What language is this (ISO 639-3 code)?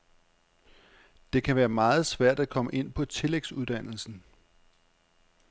dan